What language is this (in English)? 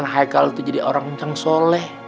Indonesian